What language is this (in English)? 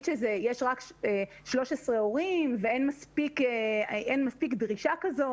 Hebrew